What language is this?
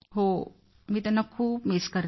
Marathi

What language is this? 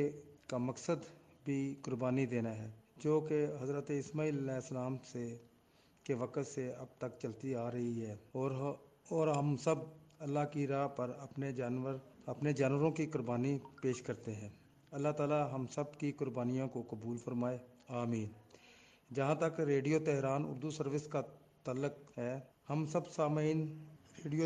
Urdu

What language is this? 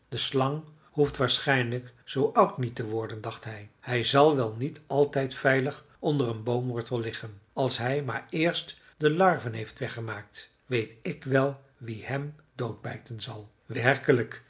Dutch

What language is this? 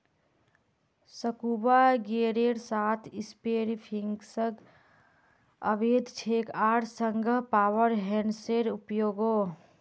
Magahi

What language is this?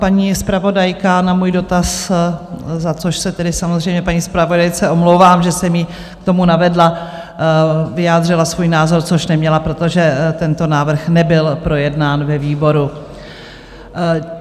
Czech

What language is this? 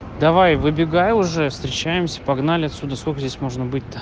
Russian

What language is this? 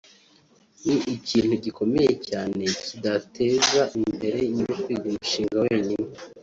Kinyarwanda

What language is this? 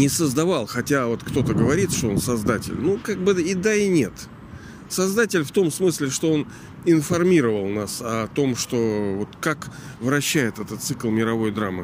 Russian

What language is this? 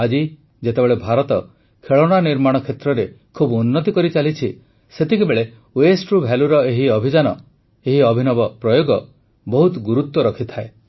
Odia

